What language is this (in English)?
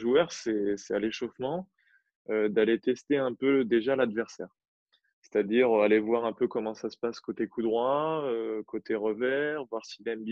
French